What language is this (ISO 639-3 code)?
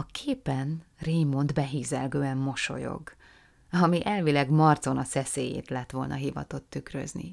hun